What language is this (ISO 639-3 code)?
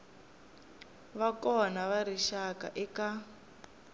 tso